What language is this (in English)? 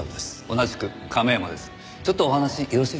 Japanese